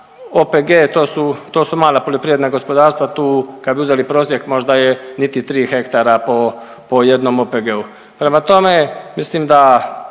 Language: Croatian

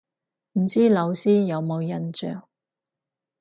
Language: Cantonese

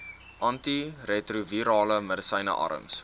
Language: Afrikaans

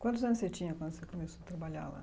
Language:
Portuguese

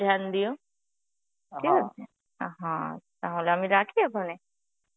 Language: Bangla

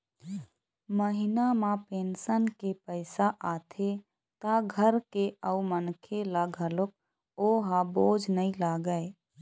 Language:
Chhattisgarhi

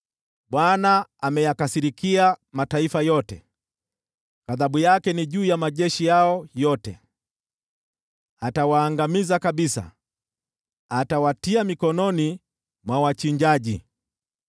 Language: Swahili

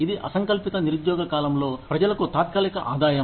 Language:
Telugu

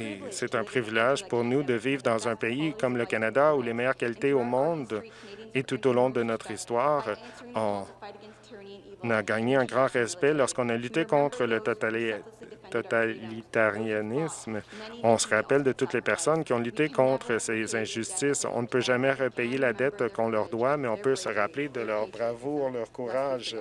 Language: French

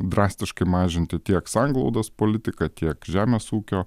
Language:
Lithuanian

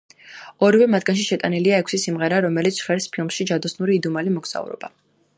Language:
Georgian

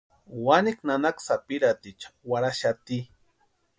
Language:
Western Highland Purepecha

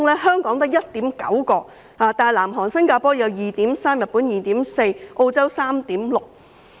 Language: Cantonese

